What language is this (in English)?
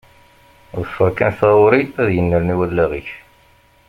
Kabyle